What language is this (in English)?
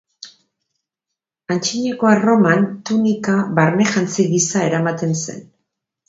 Basque